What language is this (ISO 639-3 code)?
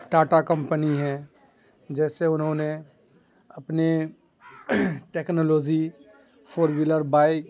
urd